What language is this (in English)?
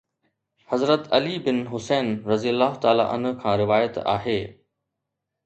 Sindhi